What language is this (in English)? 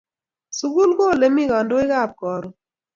Kalenjin